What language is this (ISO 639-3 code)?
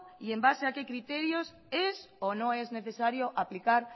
spa